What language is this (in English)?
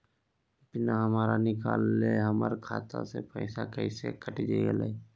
Magahi